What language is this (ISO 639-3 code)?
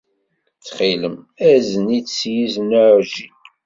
kab